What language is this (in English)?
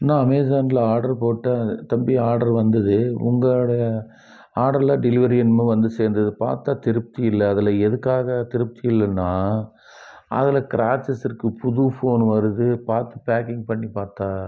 Tamil